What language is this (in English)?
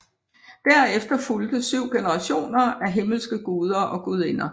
Danish